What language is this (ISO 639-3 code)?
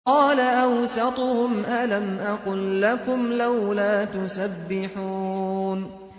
ara